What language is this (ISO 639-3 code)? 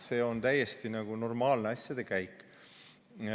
est